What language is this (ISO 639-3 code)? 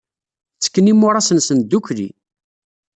kab